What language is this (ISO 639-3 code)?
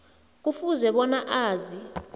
nbl